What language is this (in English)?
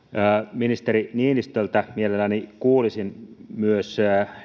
Finnish